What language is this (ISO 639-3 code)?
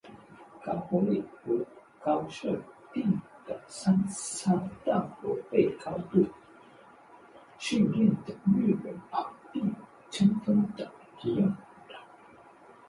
zho